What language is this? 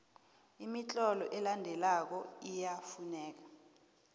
South Ndebele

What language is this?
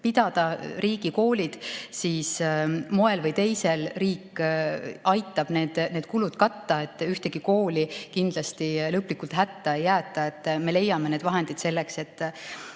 Estonian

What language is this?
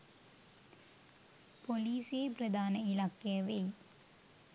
Sinhala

